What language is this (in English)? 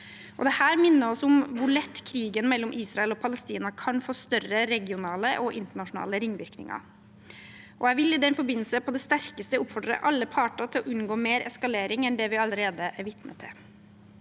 Norwegian